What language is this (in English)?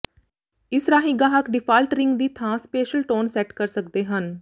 Punjabi